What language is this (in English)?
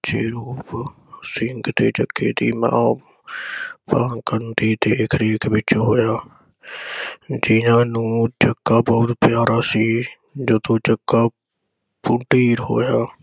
Punjabi